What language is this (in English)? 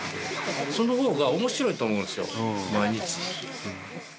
Japanese